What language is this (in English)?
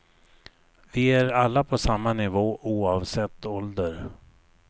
Swedish